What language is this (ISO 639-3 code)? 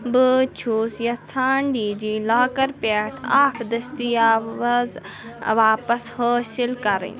kas